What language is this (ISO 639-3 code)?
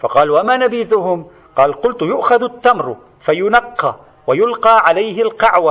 ara